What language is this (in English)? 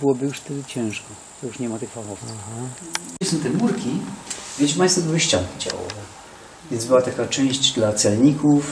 Polish